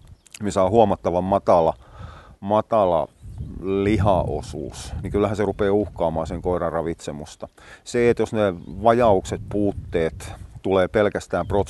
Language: Finnish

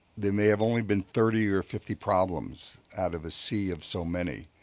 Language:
English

